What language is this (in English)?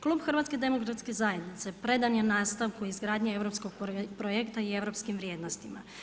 Croatian